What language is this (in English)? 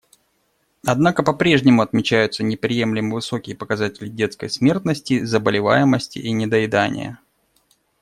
Russian